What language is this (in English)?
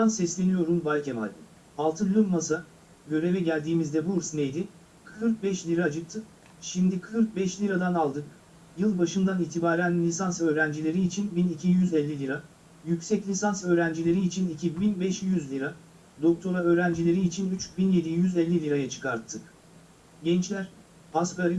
Turkish